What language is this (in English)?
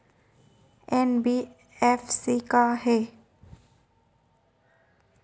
Chhattisgarhi